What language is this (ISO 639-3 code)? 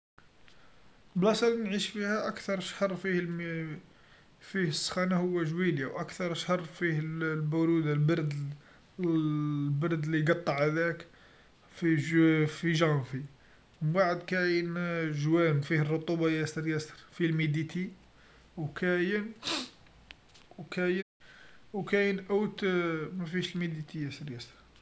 arq